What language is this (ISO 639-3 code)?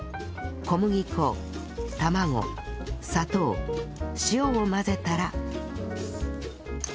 jpn